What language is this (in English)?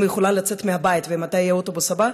Hebrew